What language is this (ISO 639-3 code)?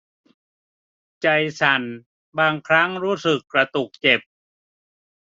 tha